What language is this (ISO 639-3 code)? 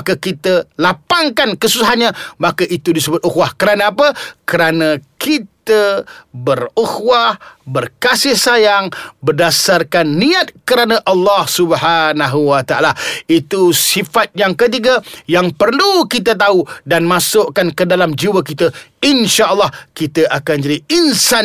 msa